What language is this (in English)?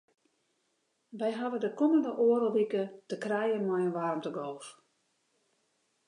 Western Frisian